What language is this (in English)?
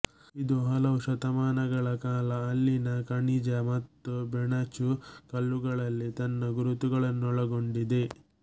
Kannada